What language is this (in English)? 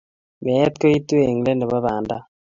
Kalenjin